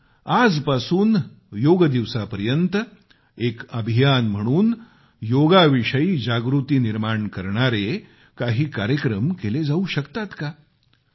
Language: Marathi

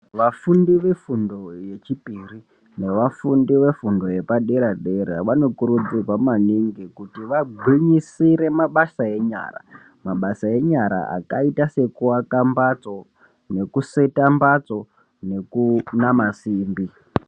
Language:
Ndau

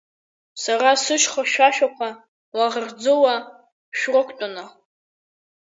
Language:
Abkhazian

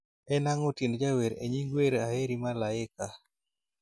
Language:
Luo (Kenya and Tanzania)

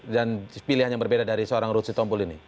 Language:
Indonesian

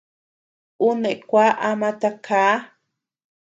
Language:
Tepeuxila Cuicatec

